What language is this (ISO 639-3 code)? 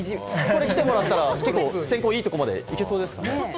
jpn